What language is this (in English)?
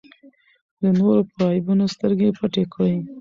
Pashto